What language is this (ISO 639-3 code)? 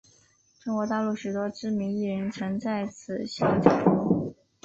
zho